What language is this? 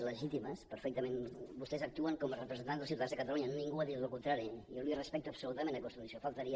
Catalan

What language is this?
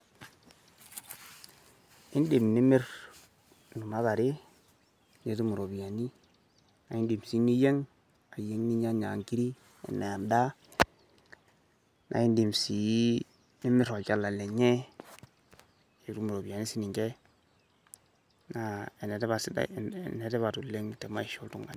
Masai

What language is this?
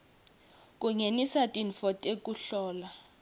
Swati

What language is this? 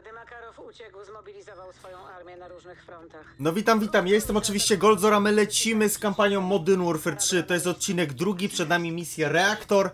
Polish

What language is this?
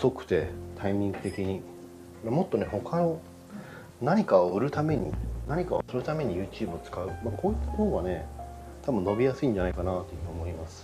Japanese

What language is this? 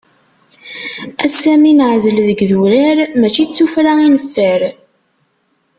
Kabyle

